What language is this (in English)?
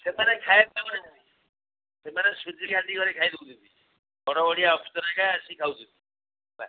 Odia